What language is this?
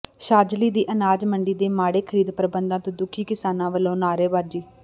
Punjabi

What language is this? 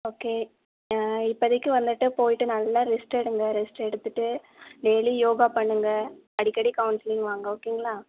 Tamil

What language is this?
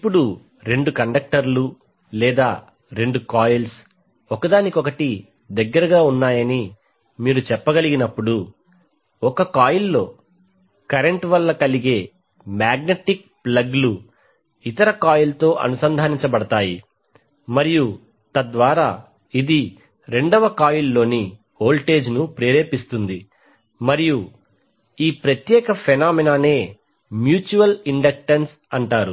Telugu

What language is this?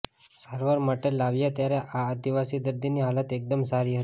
Gujarati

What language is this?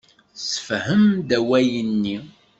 Kabyle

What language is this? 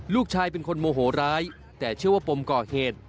Thai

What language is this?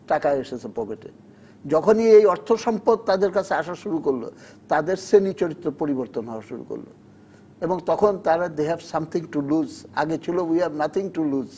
Bangla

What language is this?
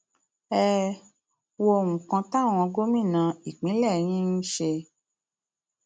Yoruba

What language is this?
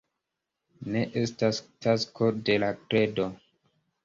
Esperanto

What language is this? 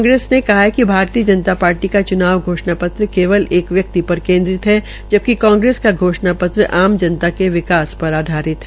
Hindi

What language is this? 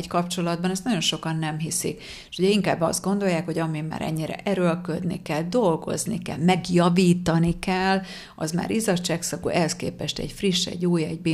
Hungarian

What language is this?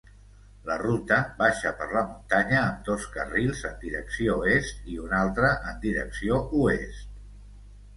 Catalan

